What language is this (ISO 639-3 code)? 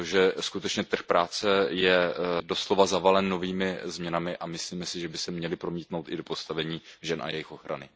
ces